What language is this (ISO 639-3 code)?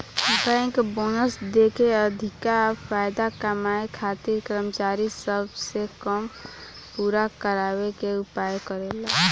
bho